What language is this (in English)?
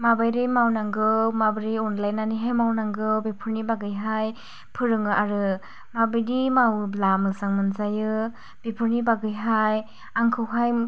Bodo